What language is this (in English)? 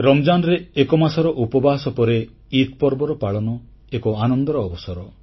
Odia